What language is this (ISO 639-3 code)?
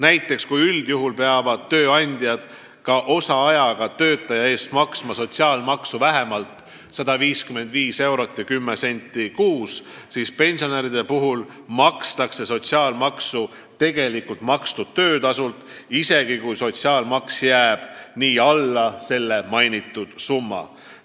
est